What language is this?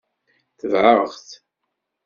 Kabyle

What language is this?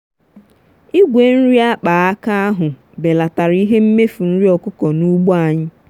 Igbo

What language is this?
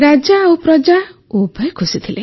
Odia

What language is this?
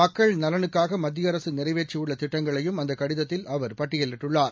Tamil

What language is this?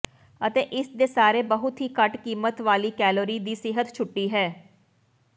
Punjabi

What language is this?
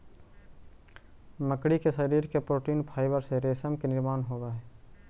Magahi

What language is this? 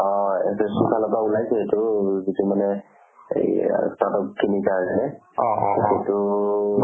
Assamese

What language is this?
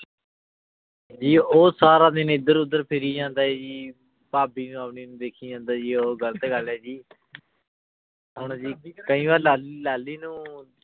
Punjabi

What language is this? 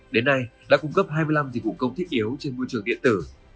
Vietnamese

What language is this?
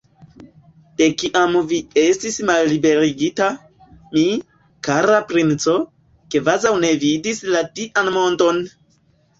Esperanto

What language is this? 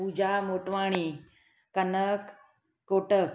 Sindhi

